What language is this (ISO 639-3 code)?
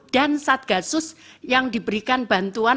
ind